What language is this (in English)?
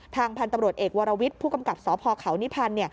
Thai